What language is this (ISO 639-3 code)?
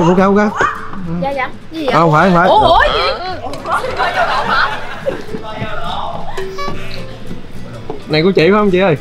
vie